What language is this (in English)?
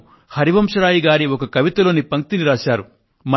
Telugu